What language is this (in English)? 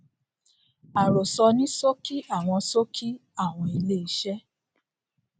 Yoruba